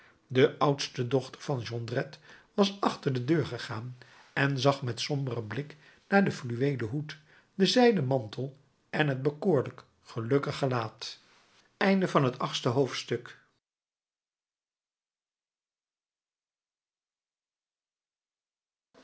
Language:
Dutch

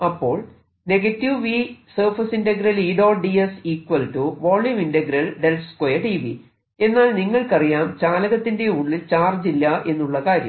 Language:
Malayalam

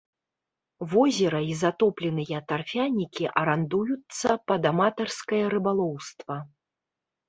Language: Belarusian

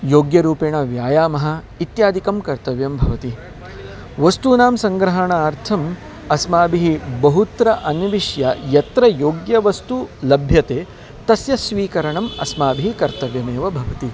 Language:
Sanskrit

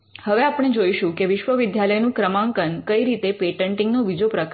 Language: Gujarati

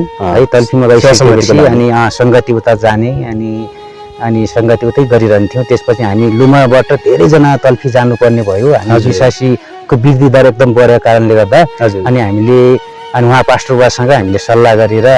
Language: Nepali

